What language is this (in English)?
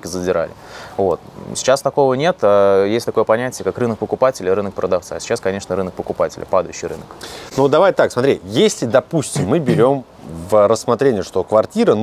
Russian